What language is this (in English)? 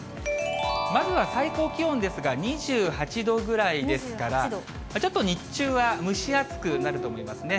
Japanese